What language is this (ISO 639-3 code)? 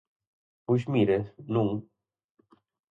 glg